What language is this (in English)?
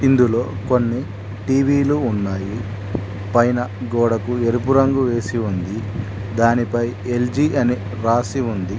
Telugu